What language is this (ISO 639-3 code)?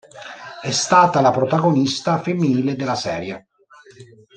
ita